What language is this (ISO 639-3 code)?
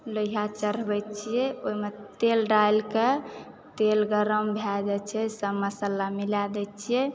mai